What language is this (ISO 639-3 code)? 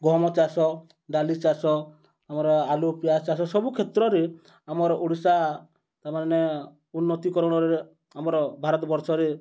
ori